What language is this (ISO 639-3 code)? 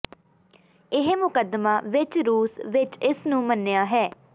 pan